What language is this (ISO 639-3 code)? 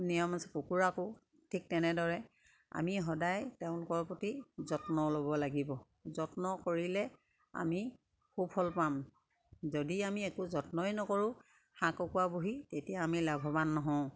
asm